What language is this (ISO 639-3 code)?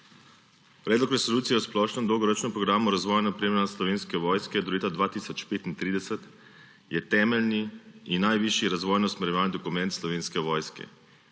slv